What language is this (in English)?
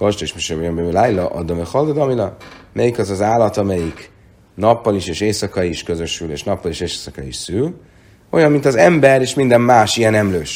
Hungarian